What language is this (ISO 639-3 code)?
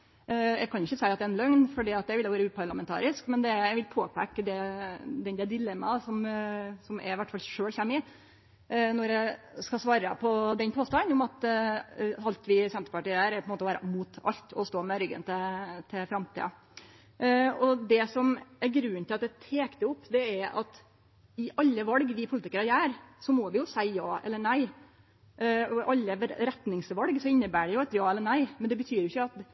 nno